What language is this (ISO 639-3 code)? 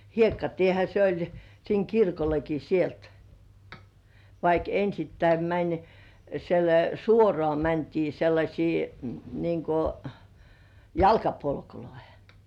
fin